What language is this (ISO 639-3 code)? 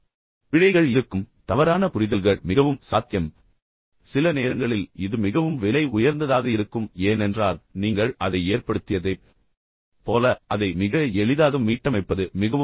tam